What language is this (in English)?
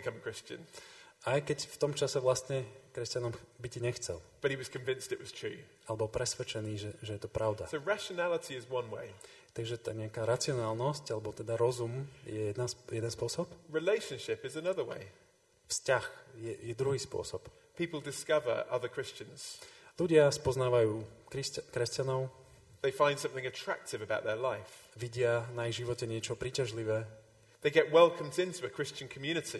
Slovak